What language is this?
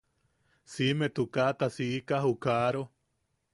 Yaqui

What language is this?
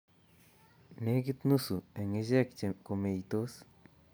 Kalenjin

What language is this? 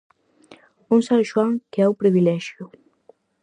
Galician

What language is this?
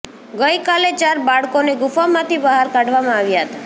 Gujarati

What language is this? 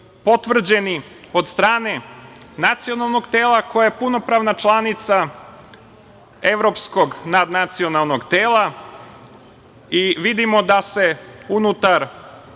Serbian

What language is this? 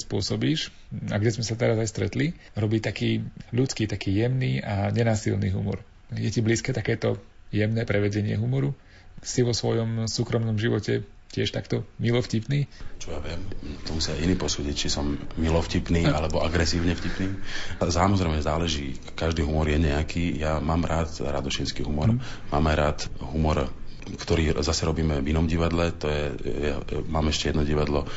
Slovak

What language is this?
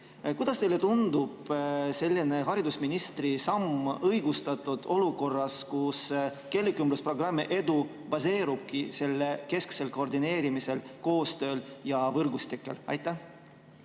Estonian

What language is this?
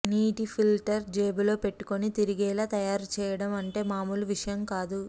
Telugu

